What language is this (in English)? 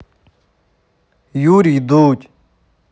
Russian